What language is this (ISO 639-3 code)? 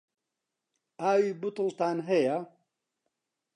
ckb